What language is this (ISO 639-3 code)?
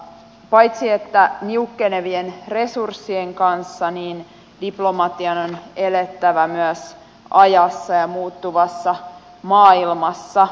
fin